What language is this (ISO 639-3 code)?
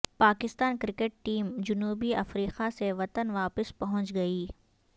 urd